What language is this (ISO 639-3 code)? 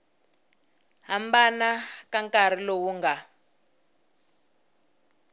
tso